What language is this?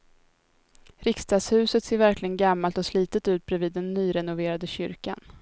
Swedish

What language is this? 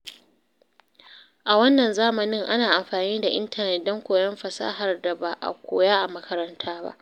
Hausa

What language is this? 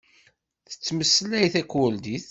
Kabyle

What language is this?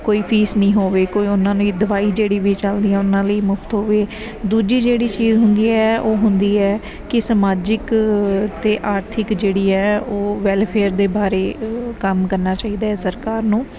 Punjabi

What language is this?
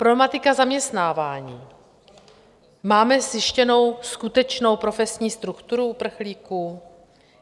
Czech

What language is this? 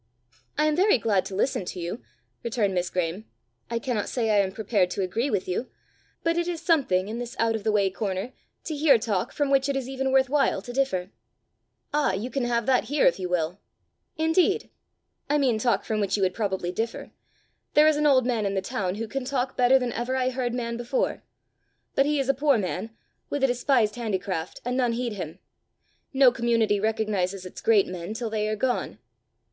English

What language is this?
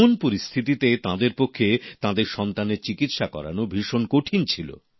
Bangla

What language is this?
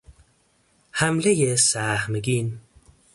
Persian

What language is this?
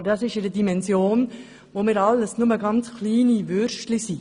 Swiss German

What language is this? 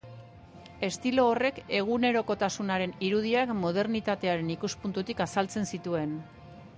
Basque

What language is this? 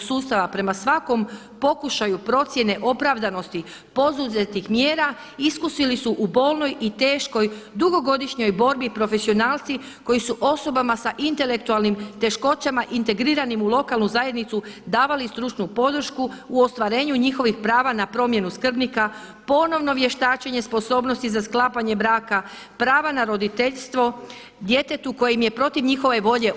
Croatian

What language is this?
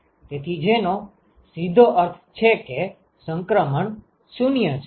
Gujarati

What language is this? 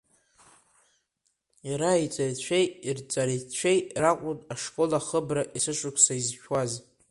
Abkhazian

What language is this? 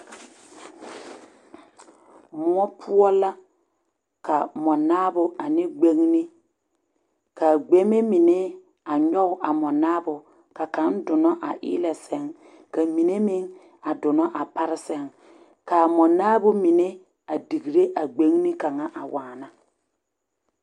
Southern Dagaare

